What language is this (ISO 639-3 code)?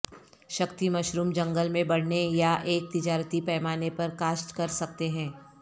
urd